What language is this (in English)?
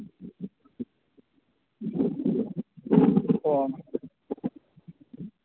Manipuri